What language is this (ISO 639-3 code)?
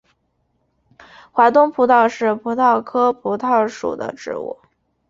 zho